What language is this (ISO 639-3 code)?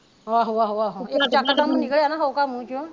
pan